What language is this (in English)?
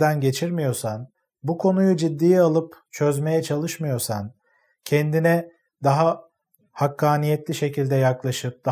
Turkish